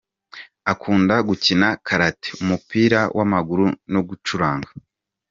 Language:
Kinyarwanda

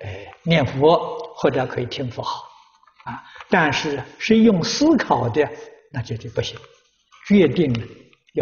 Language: Chinese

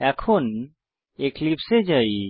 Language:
Bangla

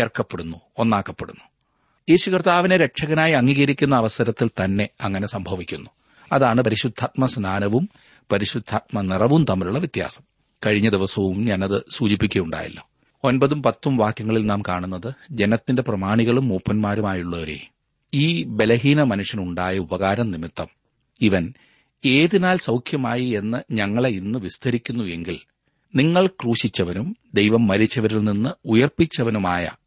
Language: Malayalam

